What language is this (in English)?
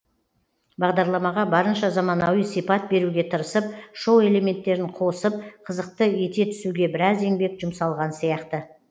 Kazakh